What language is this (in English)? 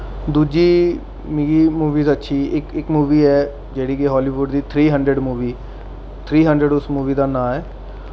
Dogri